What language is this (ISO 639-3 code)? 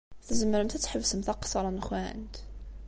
kab